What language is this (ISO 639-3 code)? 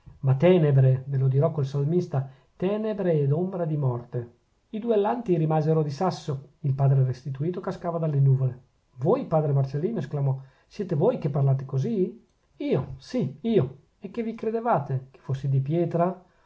ita